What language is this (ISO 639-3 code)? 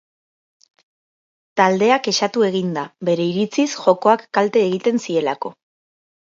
eus